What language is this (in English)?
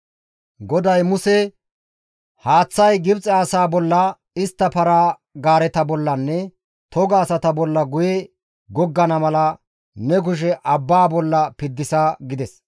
Gamo